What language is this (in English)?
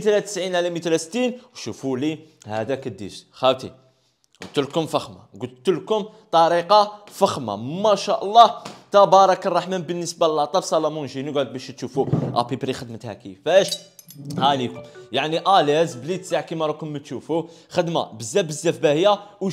Arabic